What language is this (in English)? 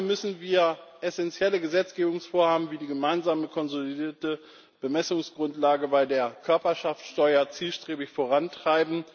German